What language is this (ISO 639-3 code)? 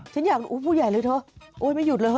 tha